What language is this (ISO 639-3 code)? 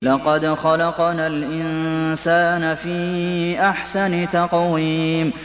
ara